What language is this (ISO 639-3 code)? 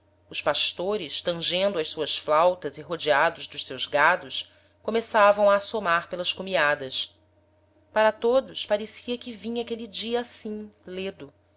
por